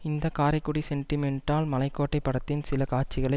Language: Tamil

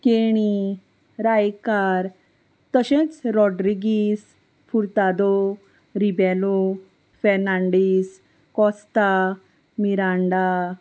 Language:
Konkani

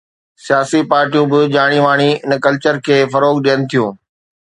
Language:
Sindhi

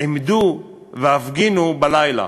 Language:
Hebrew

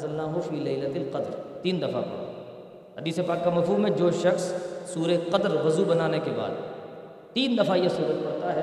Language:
Urdu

